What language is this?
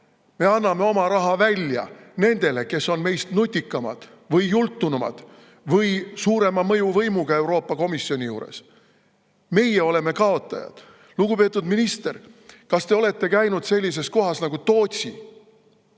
Estonian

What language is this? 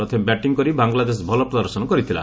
Odia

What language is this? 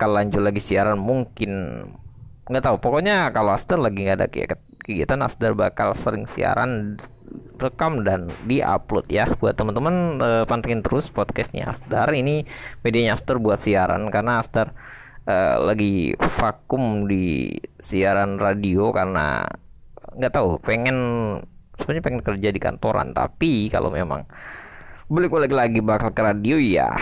Indonesian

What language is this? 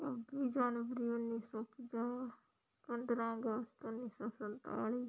Punjabi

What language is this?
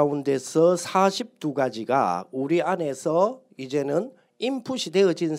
Korean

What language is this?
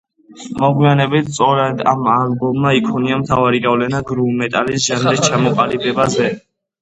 Georgian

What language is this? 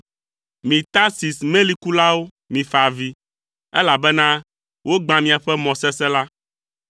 Ewe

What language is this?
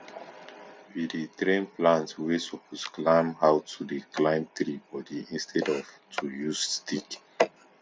Nigerian Pidgin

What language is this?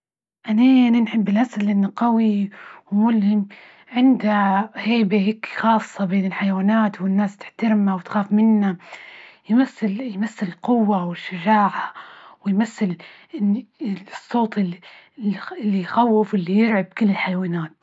Libyan Arabic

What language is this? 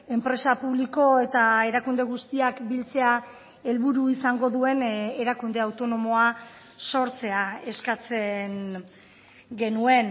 Basque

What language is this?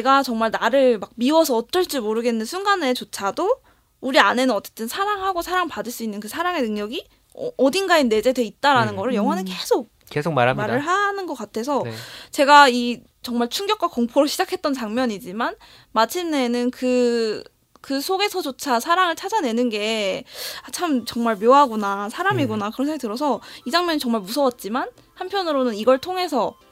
Korean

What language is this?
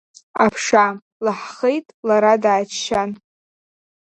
Abkhazian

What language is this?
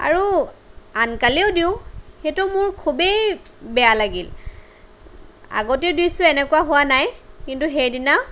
Assamese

